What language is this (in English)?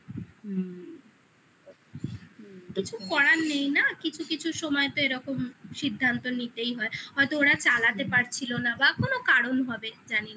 Bangla